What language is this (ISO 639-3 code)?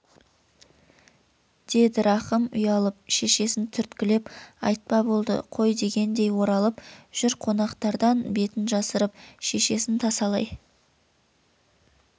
kaz